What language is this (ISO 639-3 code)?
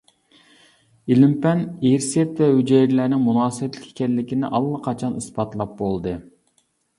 uig